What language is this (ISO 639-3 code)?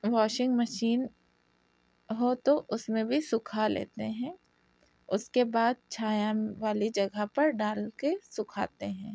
urd